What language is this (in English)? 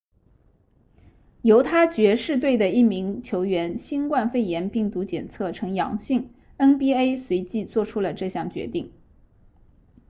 Chinese